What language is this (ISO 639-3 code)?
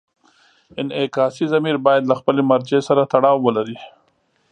pus